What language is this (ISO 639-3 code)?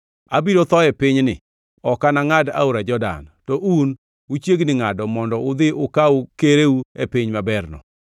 luo